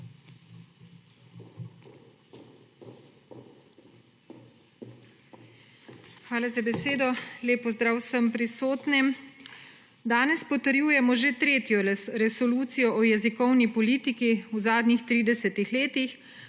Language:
Slovenian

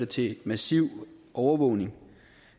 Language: Danish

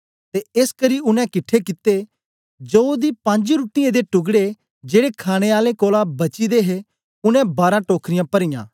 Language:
Dogri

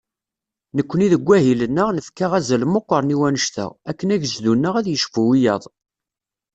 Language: Kabyle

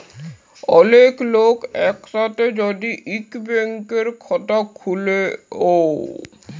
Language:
Bangla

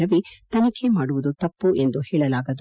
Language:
Kannada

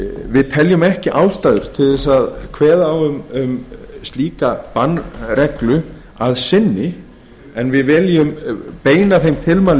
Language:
Icelandic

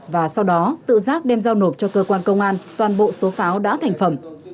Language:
Vietnamese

